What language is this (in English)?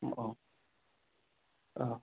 Manipuri